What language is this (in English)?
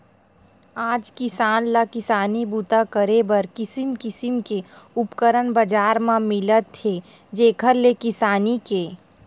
Chhattisgarhi